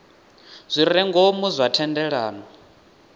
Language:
Venda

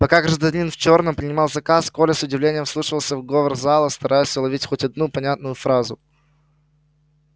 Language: Russian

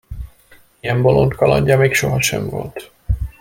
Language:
Hungarian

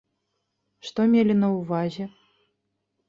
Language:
Belarusian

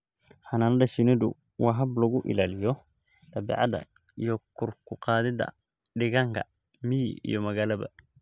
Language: Somali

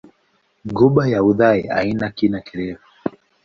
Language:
Swahili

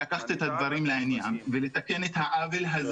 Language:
Hebrew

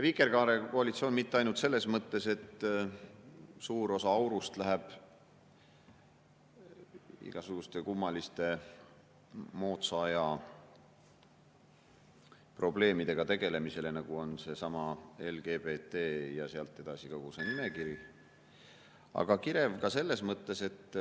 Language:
Estonian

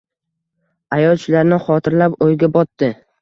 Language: Uzbek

